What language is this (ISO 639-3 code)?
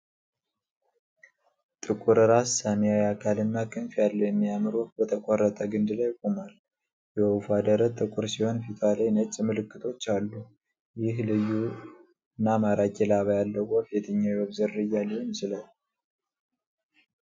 amh